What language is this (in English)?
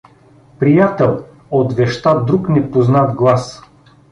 Bulgarian